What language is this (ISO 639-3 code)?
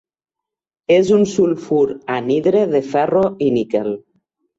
cat